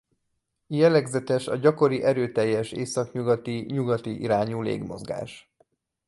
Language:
Hungarian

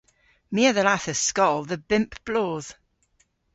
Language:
Cornish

